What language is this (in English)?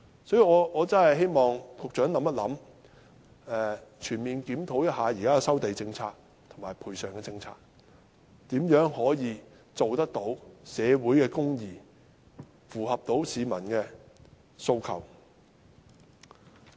Cantonese